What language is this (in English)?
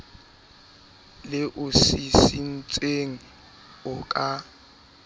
Southern Sotho